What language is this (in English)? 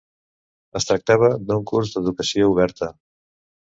Catalan